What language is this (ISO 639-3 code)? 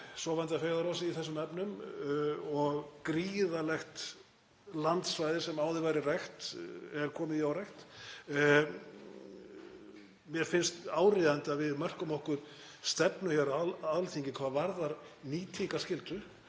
isl